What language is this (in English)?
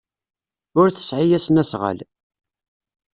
Kabyle